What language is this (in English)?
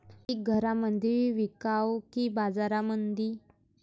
Marathi